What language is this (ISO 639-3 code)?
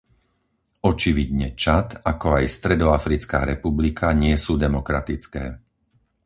slk